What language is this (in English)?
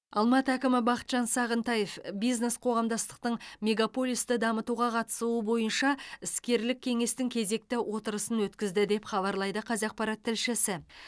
Kazakh